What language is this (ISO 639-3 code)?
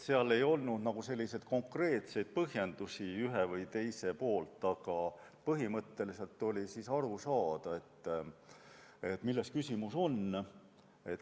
est